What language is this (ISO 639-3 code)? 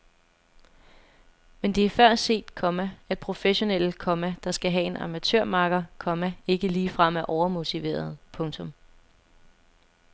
dan